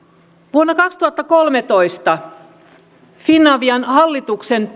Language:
Finnish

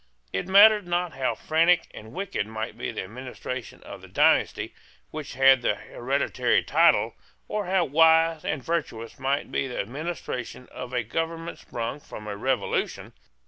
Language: English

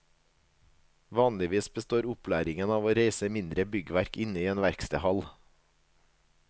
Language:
Norwegian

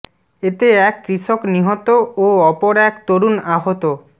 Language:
Bangla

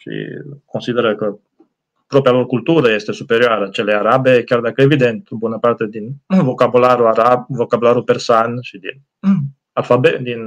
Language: Romanian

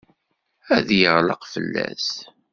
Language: Kabyle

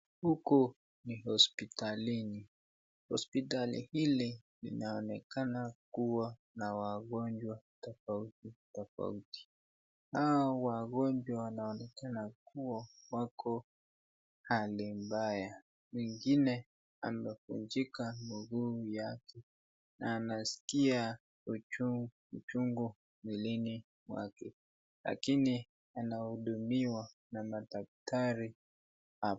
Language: Swahili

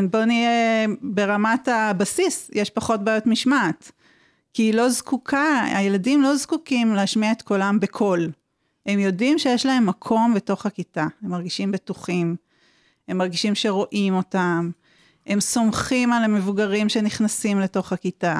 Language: Hebrew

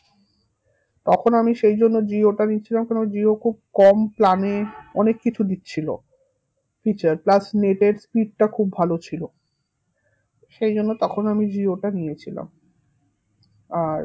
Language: Bangla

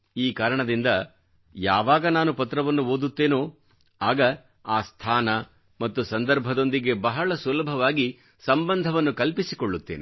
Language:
Kannada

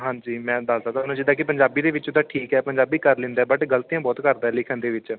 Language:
Punjabi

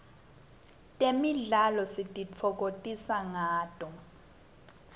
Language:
Swati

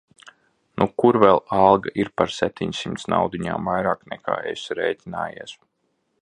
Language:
Latvian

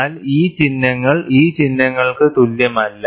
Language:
Malayalam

